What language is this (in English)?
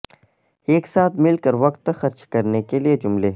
Urdu